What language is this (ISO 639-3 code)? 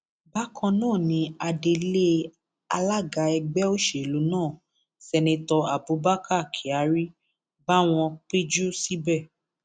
yor